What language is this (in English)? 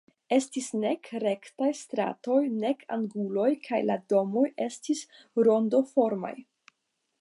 Esperanto